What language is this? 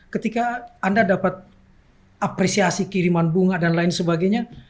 Indonesian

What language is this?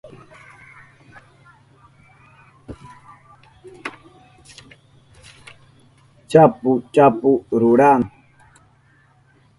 Southern Pastaza Quechua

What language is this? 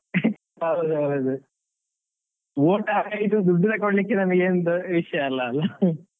Kannada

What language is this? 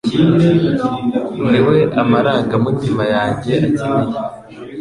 Kinyarwanda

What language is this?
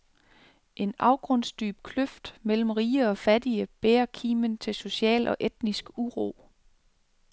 Danish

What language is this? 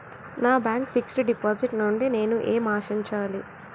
Telugu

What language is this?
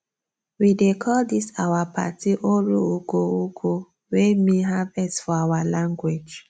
Nigerian Pidgin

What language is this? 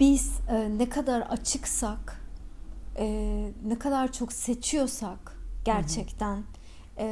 Turkish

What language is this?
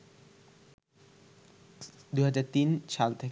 Bangla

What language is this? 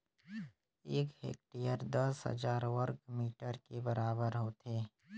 Chhattisgarhi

